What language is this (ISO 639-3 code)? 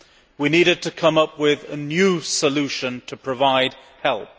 eng